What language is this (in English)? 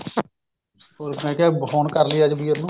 Punjabi